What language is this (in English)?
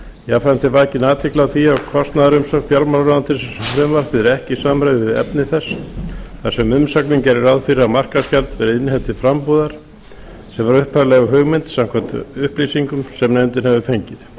Icelandic